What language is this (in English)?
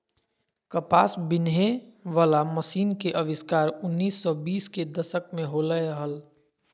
Magahi